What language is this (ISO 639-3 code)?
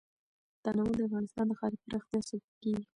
pus